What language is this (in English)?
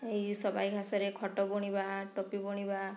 Odia